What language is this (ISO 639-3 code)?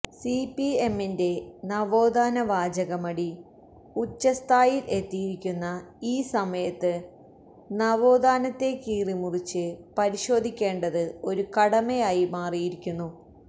mal